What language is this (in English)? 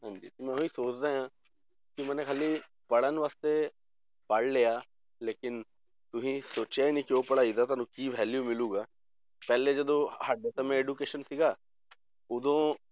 Punjabi